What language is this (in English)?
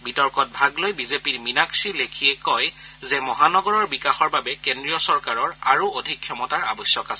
Assamese